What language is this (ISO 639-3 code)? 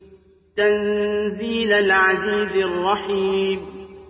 ara